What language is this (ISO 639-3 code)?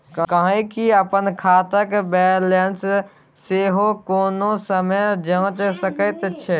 mai